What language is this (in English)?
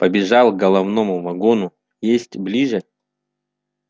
Russian